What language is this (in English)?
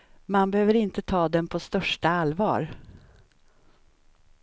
Swedish